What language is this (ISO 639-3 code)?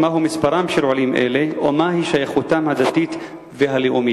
heb